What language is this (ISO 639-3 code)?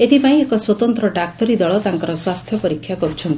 ori